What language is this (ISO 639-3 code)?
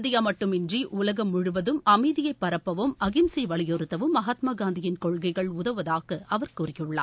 tam